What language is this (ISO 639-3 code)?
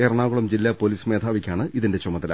mal